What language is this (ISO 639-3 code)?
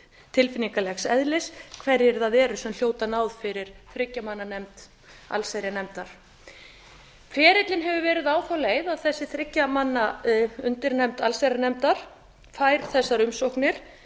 isl